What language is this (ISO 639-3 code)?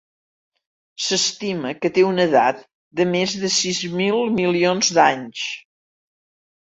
cat